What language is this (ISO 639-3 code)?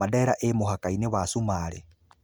kik